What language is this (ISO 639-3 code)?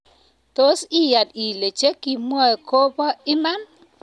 kln